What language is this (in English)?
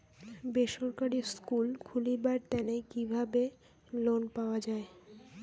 Bangla